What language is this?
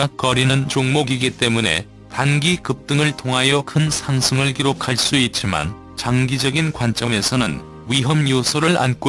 Korean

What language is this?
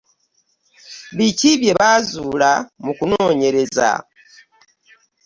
Ganda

